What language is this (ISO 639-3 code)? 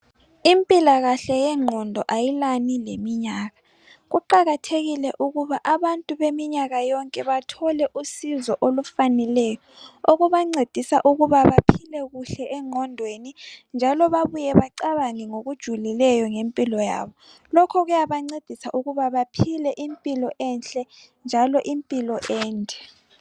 nde